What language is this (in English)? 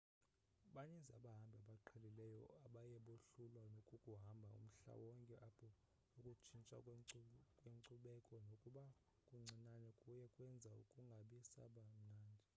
Xhosa